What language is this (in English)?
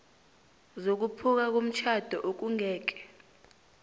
South Ndebele